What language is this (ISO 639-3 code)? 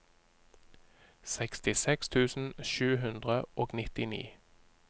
nor